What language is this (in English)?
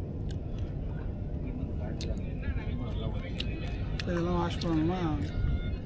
Tamil